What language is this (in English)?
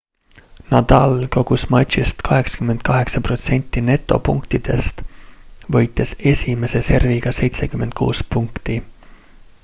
Estonian